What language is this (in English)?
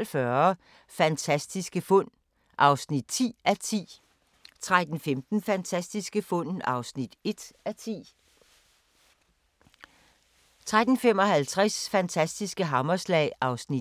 Danish